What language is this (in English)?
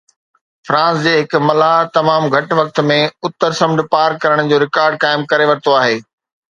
Sindhi